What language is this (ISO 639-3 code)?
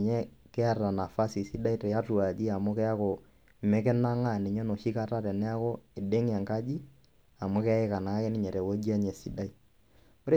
mas